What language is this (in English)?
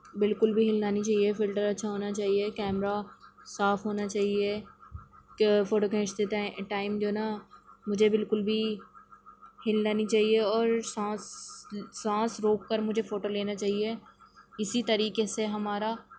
Urdu